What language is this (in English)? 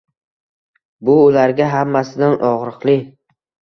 Uzbek